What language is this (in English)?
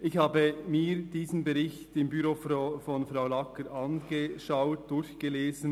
Swiss German